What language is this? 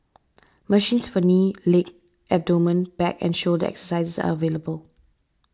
English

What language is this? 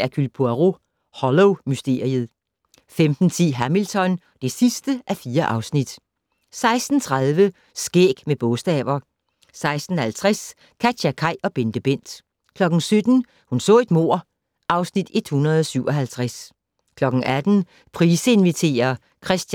Danish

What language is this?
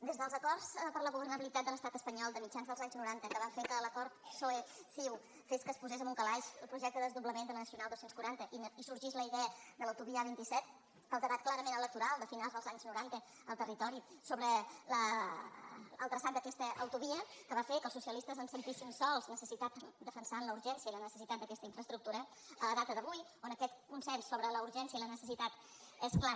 Catalan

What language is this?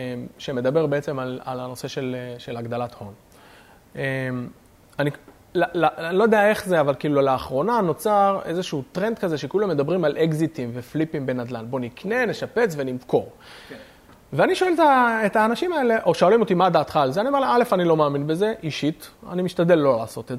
Hebrew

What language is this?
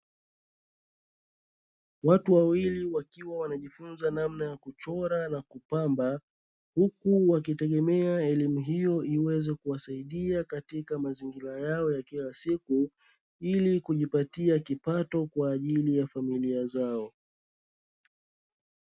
Swahili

